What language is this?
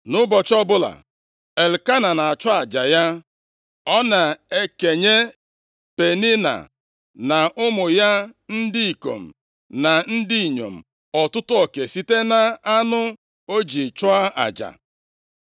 Igbo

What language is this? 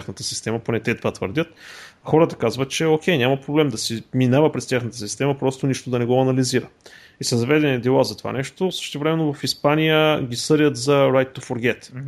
Bulgarian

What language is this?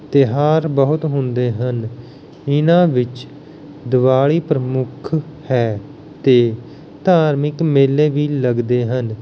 Punjabi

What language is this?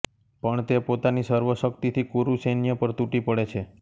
Gujarati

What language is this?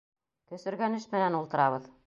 Bashkir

